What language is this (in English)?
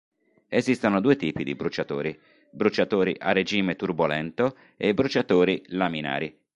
Italian